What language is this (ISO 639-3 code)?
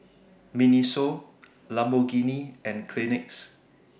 eng